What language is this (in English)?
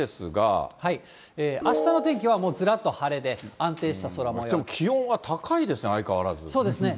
Japanese